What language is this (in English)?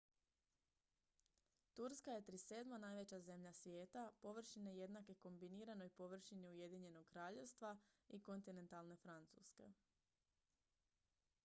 Croatian